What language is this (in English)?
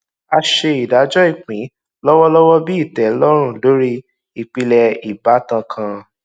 Yoruba